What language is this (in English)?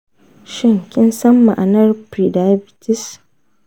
Hausa